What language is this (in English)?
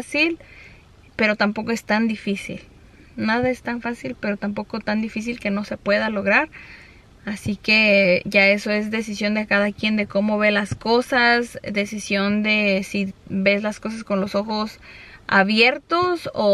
Spanish